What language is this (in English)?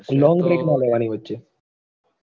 Gujarati